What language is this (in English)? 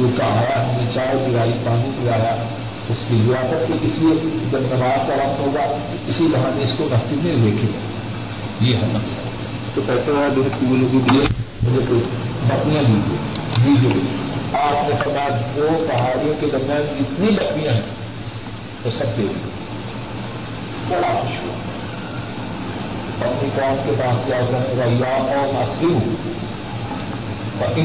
Urdu